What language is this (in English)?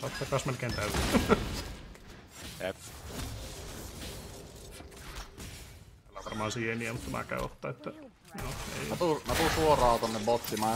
Finnish